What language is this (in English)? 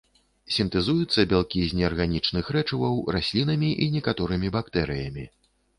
Belarusian